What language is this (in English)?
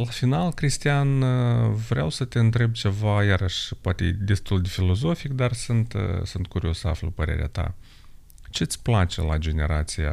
Romanian